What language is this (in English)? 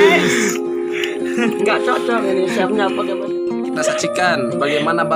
Indonesian